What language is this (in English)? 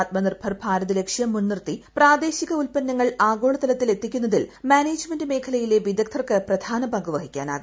Malayalam